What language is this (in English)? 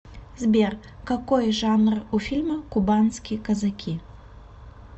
Russian